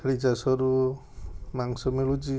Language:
Odia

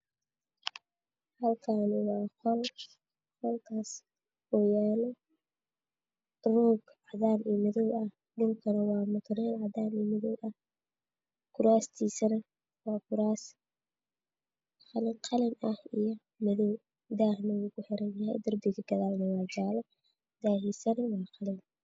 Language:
Somali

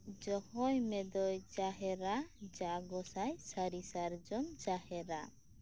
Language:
Santali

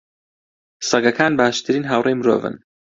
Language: Central Kurdish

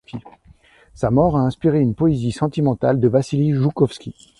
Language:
French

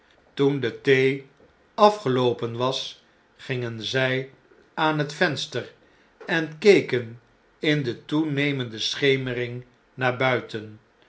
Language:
Dutch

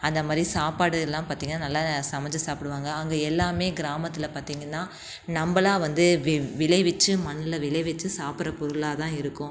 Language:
Tamil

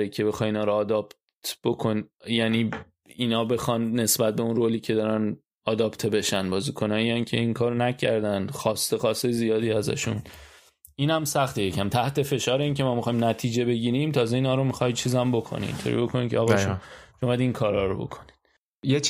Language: Persian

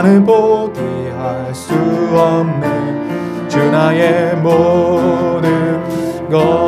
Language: Korean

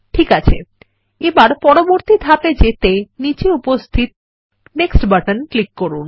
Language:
Bangla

